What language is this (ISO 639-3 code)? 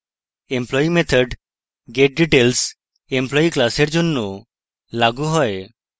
ben